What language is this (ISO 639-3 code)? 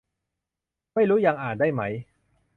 tha